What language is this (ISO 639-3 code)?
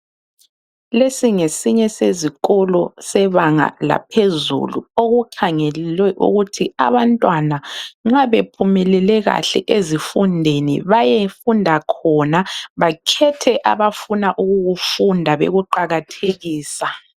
nde